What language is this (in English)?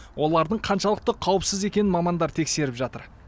Kazakh